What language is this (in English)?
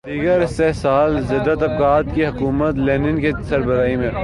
Urdu